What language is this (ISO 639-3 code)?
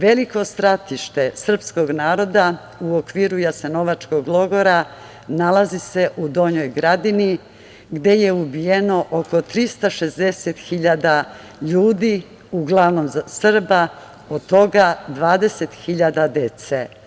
srp